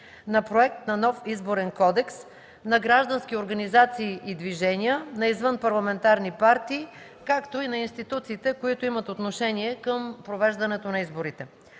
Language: Bulgarian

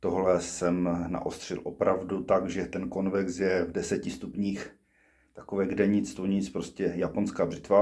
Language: Czech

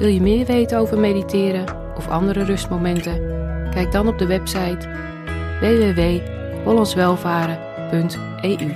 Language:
Dutch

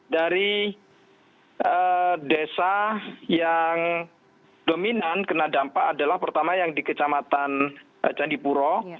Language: Indonesian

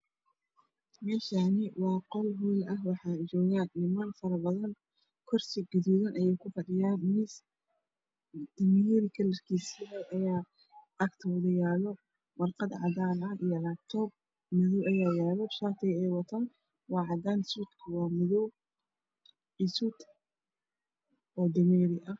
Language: Somali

